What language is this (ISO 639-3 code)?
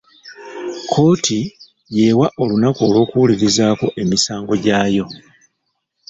lug